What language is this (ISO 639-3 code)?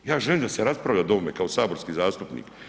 hrv